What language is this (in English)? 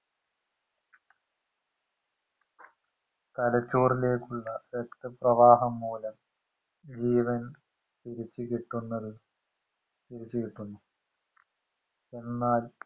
Malayalam